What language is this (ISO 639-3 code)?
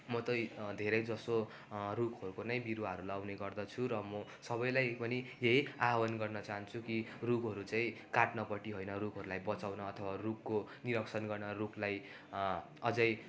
nep